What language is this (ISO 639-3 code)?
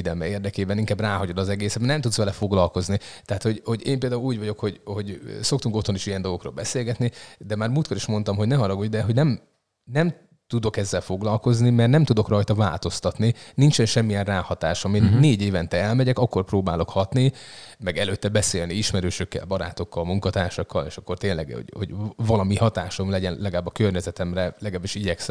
hun